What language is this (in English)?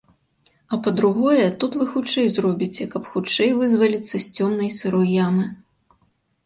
Belarusian